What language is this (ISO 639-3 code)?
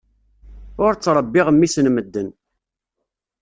kab